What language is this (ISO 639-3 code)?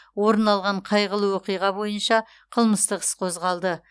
kaz